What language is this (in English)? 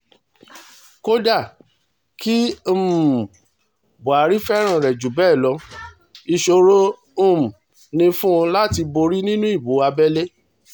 Yoruba